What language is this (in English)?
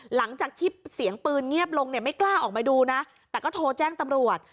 Thai